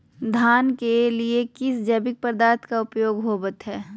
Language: Magahi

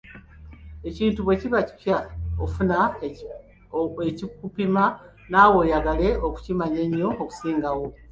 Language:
Ganda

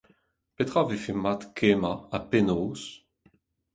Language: Breton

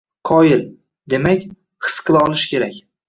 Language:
Uzbek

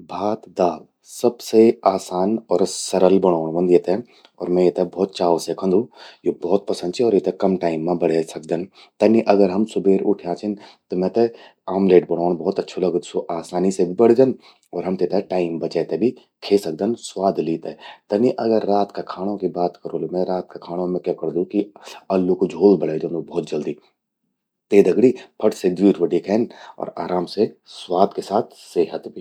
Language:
Garhwali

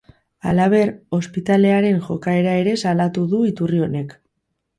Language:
Basque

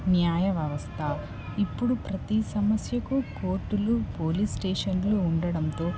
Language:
Telugu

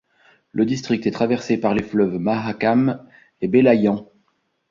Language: French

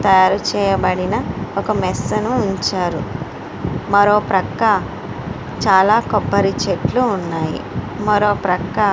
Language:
Telugu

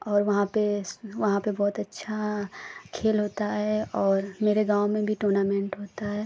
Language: Hindi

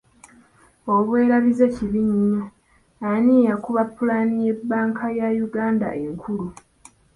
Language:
Ganda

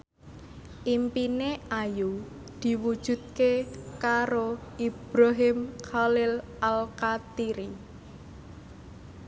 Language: Javanese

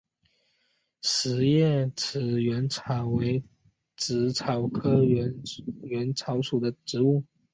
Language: Chinese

